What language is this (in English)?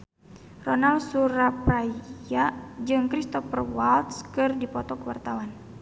Sundanese